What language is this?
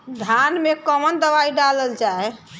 Bhojpuri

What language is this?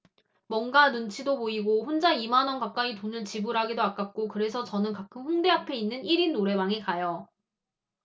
Korean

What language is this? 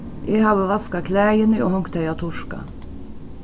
Faroese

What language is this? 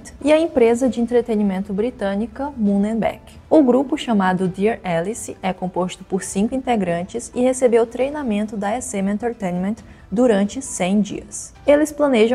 Portuguese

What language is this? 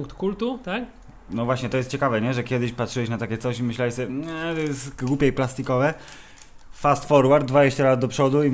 Polish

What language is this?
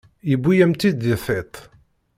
Kabyle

